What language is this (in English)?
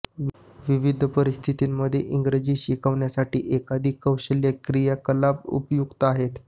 Marathi